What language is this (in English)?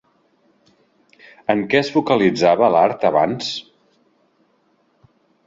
Catalan